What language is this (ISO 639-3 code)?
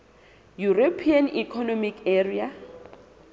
sot